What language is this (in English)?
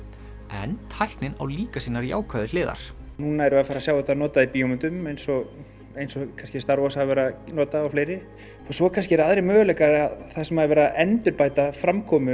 Icelandic